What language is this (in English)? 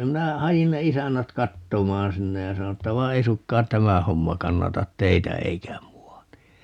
Finnish